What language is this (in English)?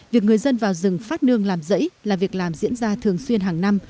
Vietnamese